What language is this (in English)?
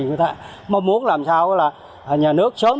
Vietnamese